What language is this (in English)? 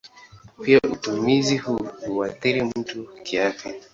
Swahili